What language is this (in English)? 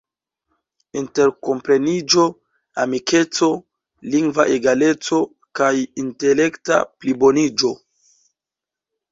Esperanto